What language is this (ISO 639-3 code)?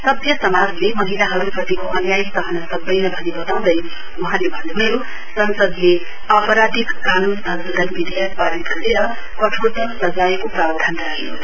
nep